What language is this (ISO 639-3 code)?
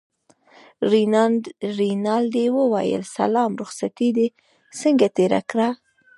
pus